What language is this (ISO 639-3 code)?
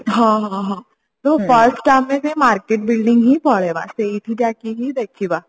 ori